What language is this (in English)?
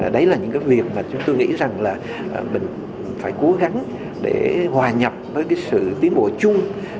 Vietnamese